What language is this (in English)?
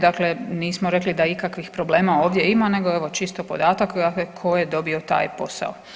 Croatian